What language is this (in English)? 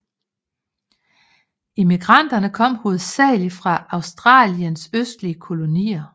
Danish